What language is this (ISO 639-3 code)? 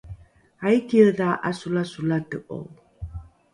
dru